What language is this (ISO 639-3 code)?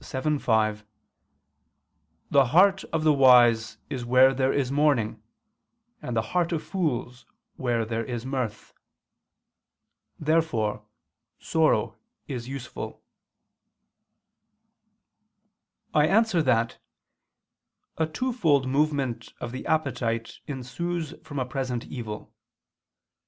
eng